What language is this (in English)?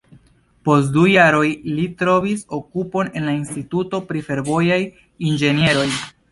Esperanto